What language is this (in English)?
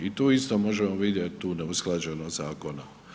Croatian